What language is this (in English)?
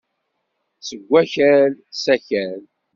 Kabyle